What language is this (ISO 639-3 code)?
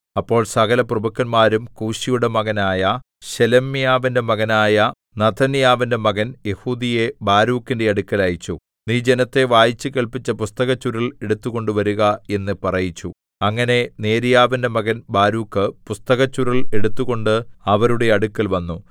mal